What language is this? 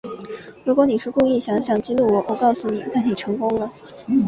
Chinese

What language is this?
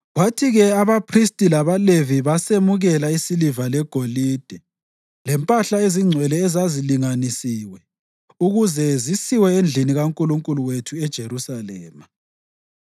North Ndebele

